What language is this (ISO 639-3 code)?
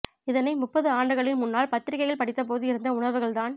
tam